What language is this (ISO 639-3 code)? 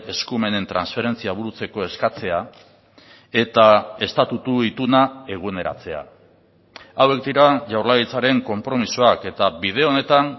eus